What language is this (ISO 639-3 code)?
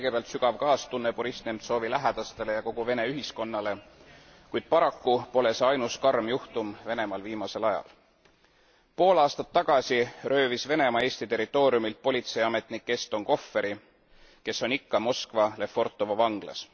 est